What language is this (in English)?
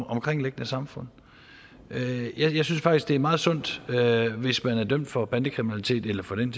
Danish